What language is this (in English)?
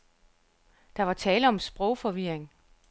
Danish